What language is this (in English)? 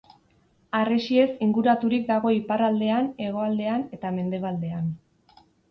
Basque